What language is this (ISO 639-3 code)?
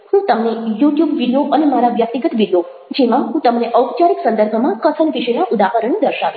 guj